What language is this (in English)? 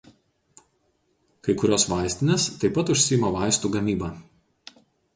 Lithuanian